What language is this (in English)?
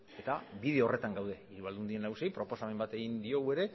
Basque